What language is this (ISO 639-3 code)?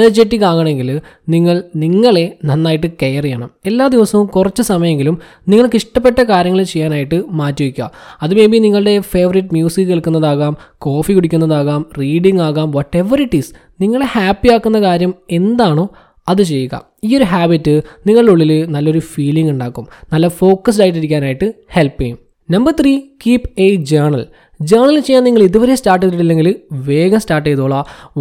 mal